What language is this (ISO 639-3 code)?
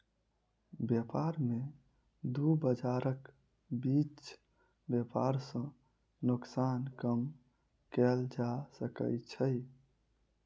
mai